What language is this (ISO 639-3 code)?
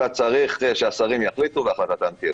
heb